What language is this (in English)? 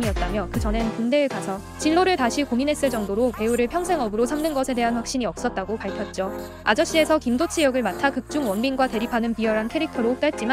Korean